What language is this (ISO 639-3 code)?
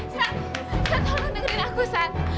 ind